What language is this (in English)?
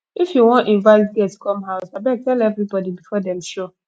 Nigerian Pidgin